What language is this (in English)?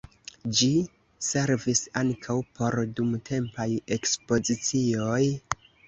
Esperanto